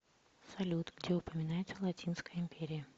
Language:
Russian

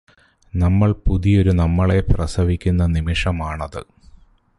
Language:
Malayalam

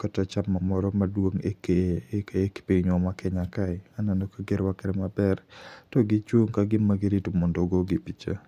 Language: Luo (Kenya and Tanzania)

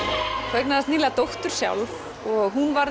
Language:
Icelandic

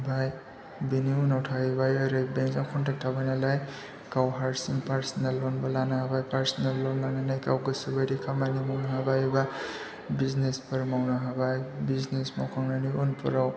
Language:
Bodo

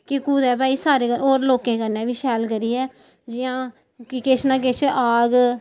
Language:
Dogri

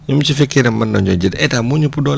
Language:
Wolof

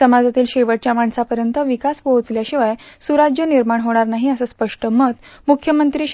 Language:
Marathi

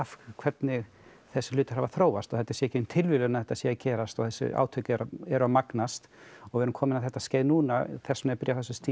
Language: Icelandic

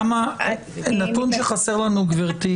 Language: Hebrew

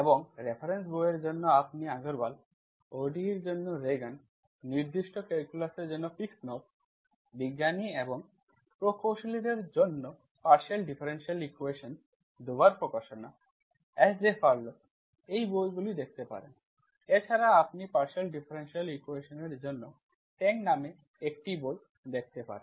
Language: Bangla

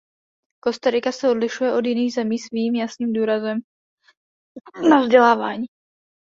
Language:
Czech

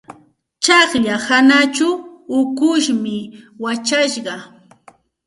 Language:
Santa Ana de Tusi Pasco Quechua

